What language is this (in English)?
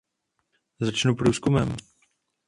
Czech